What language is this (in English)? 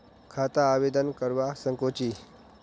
Magahi